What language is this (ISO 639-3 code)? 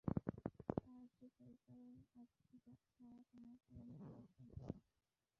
ben